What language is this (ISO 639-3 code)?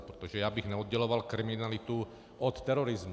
ces